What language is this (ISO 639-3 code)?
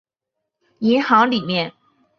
zho